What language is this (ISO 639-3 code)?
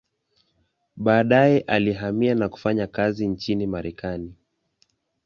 swa